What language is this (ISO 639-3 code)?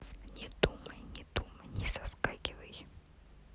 rus